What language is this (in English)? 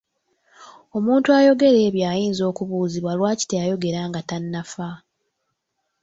Ganda